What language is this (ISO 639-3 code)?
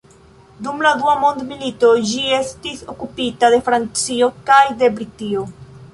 epo